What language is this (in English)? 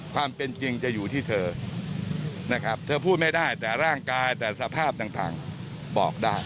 Thai